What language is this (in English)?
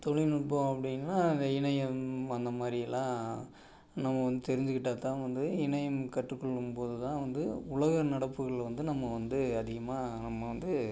Tamil